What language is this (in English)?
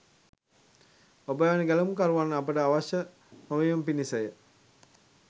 Sinhala